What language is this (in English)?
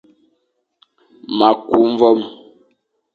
Fang